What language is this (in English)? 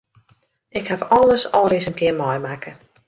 Western Frisian